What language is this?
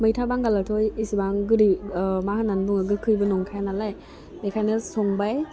Bodo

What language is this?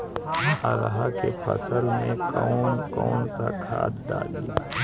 Bhojpuri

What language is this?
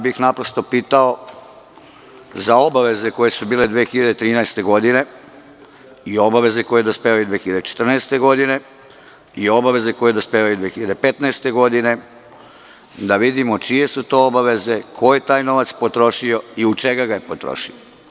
Serbian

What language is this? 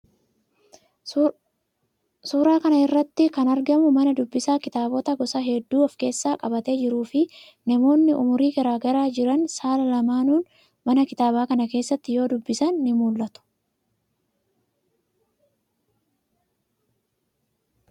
Oromo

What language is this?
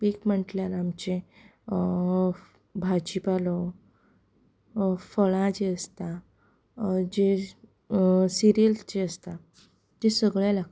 Konkani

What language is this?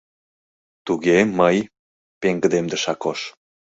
Mari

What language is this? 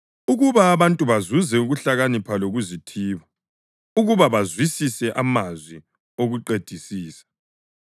North Ndebele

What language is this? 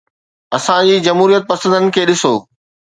Sindhi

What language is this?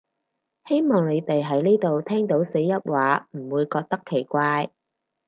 Cantonese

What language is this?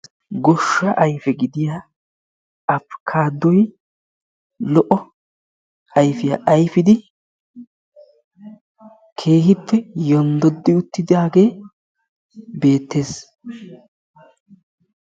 Wolaytta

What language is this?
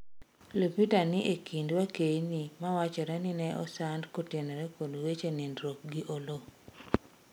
Luo (Kenya and Tanzania)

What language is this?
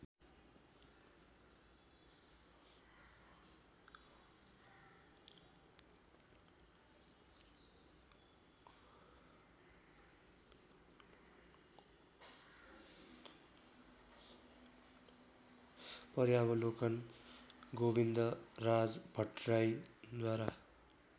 Nepali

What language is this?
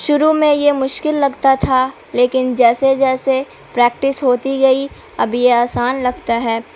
Urdu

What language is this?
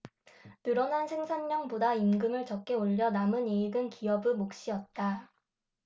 Korean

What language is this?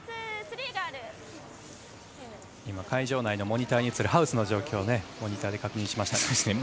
Japanese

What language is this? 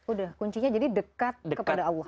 Indonesian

